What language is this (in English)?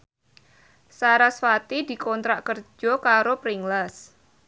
Javanese